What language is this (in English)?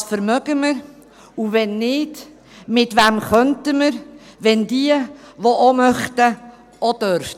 Swiss German